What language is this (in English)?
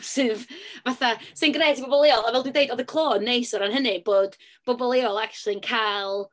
Welsh